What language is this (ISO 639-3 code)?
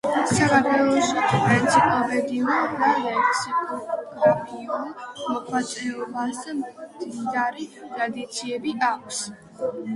kat